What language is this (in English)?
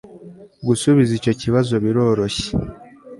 Kinyarwanda